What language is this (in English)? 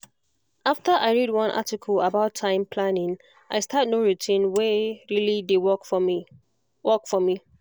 Nigerian Pidgin